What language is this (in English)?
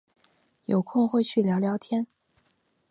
Chinese